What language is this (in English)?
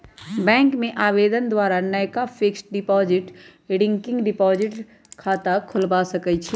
Magahi